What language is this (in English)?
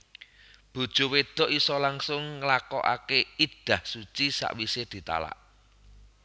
Javanese